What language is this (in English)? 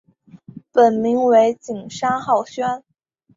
Chinese